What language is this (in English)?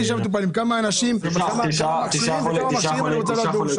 Hebrew